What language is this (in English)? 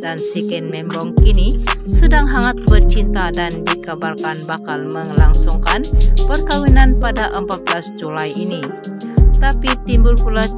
Indonesian